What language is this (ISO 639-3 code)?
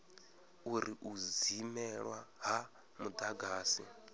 ven